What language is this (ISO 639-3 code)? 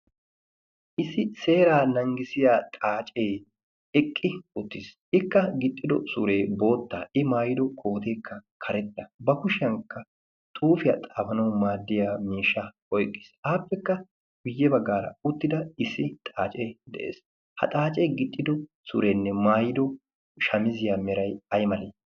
wal